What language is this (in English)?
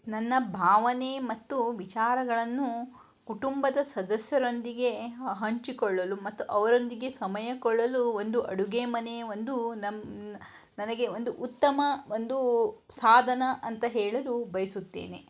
Kannada